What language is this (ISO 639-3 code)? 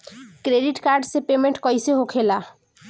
bho